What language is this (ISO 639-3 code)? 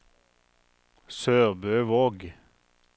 nor